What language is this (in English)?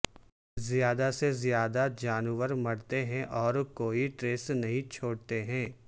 Urdu